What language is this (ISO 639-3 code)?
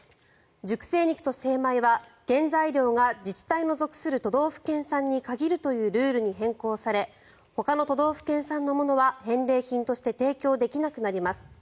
jpn